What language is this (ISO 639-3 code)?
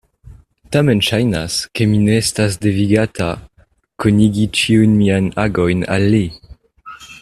epo